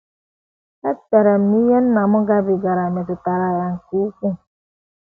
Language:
Igbo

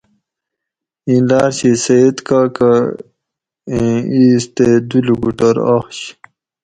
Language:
Gawri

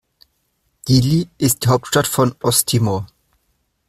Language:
German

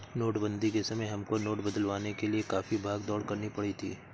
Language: Hindi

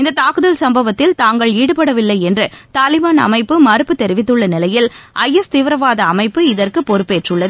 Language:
Tamil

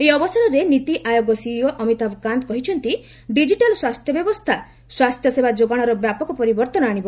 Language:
Odia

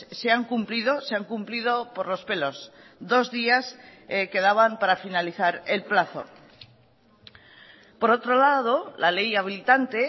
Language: Spanish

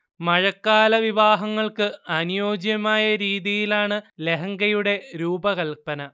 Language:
Malayalam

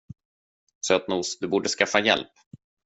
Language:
Swedish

